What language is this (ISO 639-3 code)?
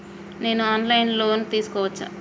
tel